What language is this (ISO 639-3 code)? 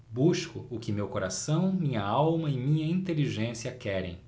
por